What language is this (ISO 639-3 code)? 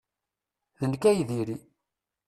kab